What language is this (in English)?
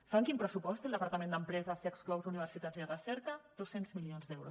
Catalan